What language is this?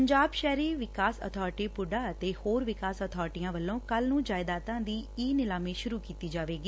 Punjabi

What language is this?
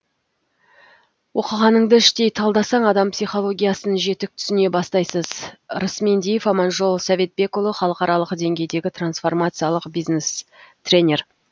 Kazakh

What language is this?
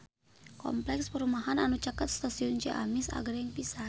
Sundanese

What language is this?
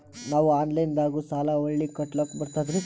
Kannada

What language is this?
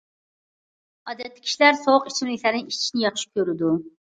Uyghur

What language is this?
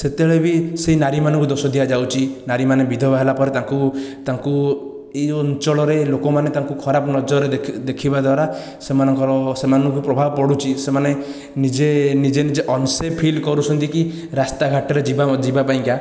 Odia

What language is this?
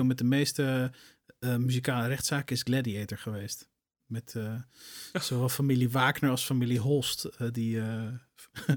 Dutch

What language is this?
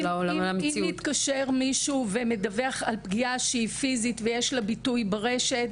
Hebrew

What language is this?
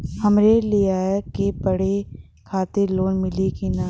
Bhojpuri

